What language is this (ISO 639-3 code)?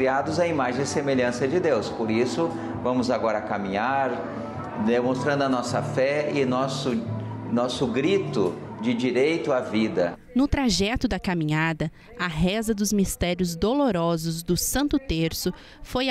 por